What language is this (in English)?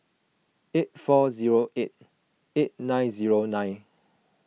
English